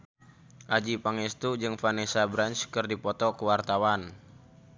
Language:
Sundanese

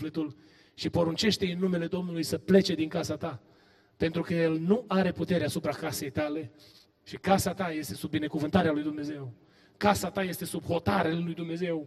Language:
Romanian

